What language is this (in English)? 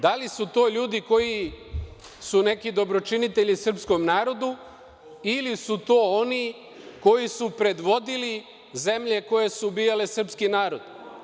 Serbian